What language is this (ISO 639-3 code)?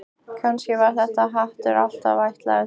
isl